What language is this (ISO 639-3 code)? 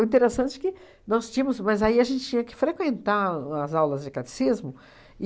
por